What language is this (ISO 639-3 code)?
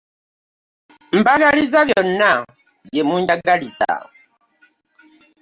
lug